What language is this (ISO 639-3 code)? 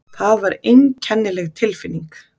isl